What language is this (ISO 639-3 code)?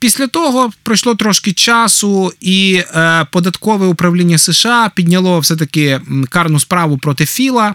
ukr